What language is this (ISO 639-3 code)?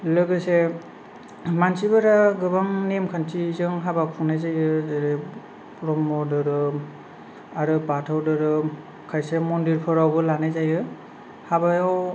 brx